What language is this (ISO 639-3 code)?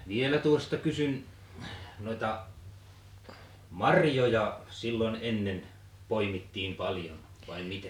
fin